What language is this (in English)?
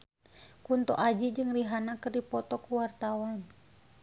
Sundanese